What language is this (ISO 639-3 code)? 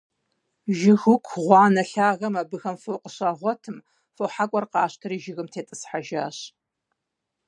kbd